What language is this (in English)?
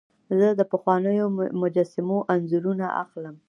Pashto